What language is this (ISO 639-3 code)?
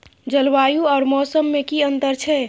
mai